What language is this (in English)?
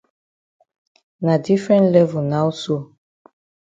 Cameroon Pidgin